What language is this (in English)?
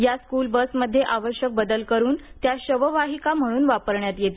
Marathi